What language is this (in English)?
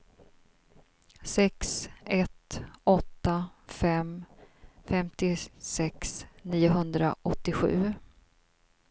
Swedish